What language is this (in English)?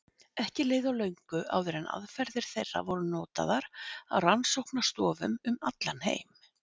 Icelandic